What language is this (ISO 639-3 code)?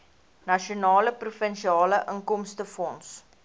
afr